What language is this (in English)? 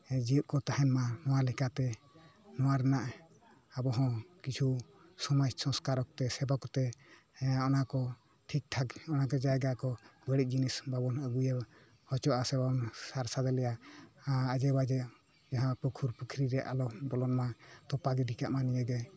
Santali